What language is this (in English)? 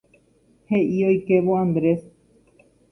Guarani